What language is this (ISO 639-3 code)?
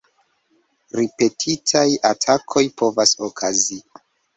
epo